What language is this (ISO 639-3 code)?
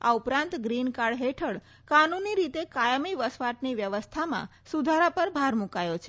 guj